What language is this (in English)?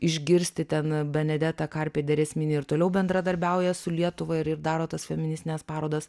Lithuanian